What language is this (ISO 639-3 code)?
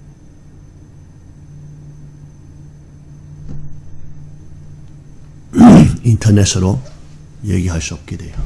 kor